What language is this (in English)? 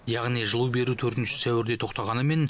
Kazakh